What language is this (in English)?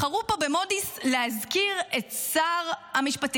Hebrew